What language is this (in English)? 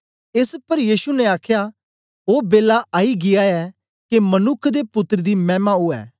Dogri